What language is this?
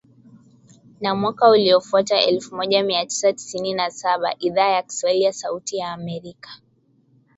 Swahili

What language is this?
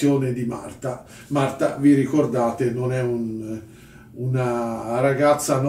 Italian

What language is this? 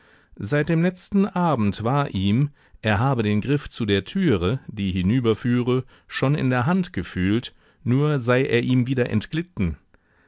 German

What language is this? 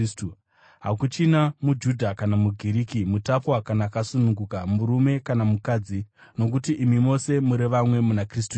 Shona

